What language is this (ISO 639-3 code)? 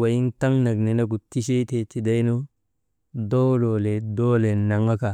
mde